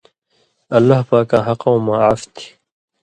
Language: Indus Kohistani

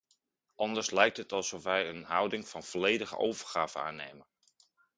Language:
Dutch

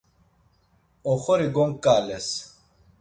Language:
Laz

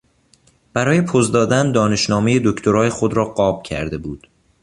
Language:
Persian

